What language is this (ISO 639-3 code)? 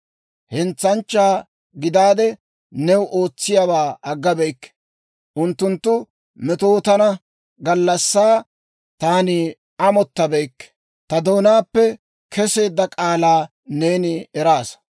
dwr